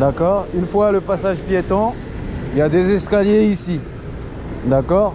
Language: French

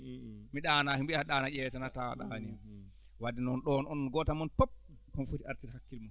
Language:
Fula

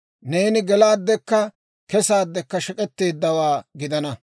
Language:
Dawro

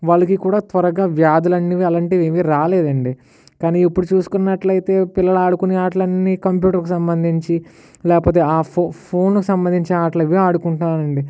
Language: Telugu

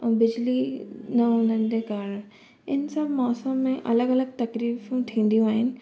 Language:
Sindhi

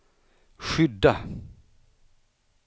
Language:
Swedish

